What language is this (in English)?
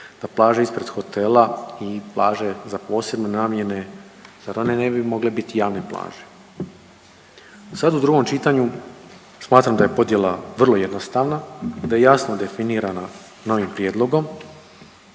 Croatian